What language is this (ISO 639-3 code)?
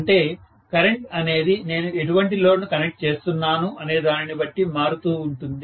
tel